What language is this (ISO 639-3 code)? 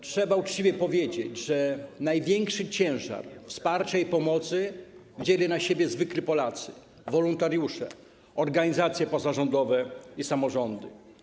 pol